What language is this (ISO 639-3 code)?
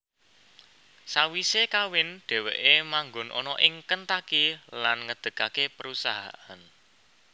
jav